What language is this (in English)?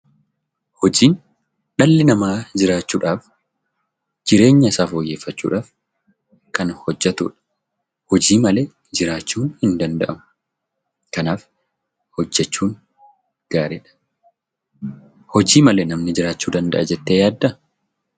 Oromo